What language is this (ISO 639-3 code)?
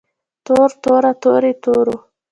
pus